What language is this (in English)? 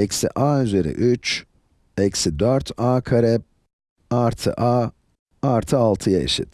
Turkish